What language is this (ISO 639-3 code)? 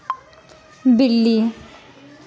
doi